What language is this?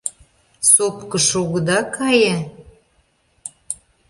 Mari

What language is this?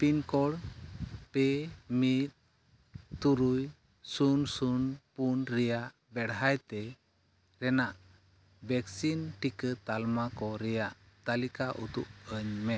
Santali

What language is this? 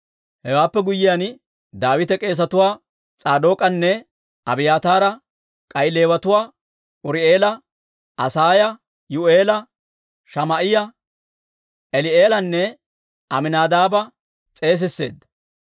Dawro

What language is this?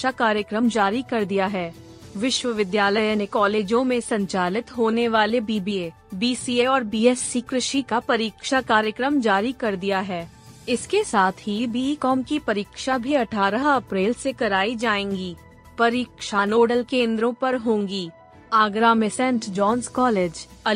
Hindi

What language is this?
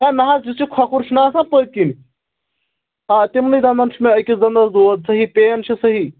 Kashmiri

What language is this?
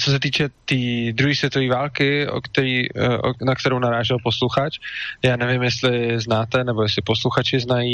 Czech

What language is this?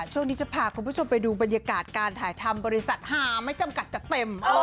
Thai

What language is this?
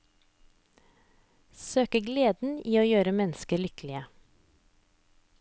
Norwegian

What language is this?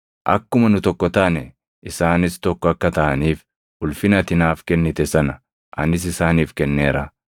Oromo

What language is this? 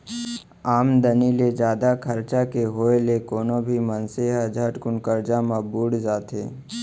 Chhattisgarhi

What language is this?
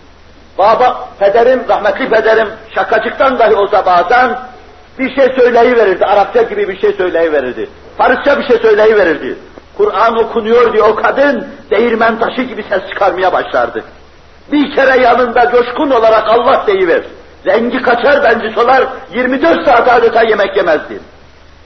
Turkish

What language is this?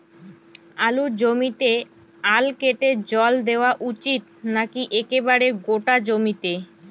Bangla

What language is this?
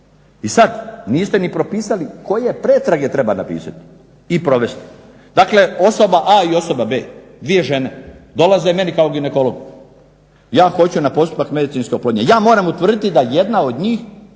Croatian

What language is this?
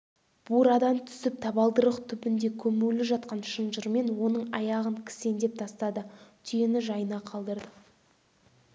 Kazakh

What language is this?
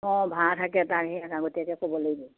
Assamese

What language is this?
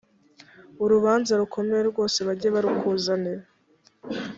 Kinyarwanda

